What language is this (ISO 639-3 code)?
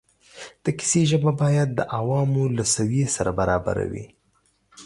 pus